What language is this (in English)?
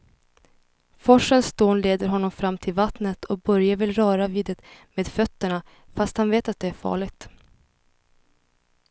Swedish